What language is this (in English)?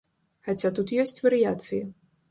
Belarusian